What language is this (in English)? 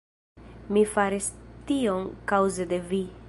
Esperanto